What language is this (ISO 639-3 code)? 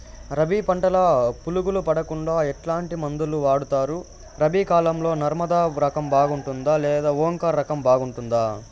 tel